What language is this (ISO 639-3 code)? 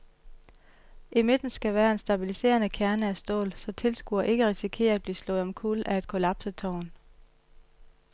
dan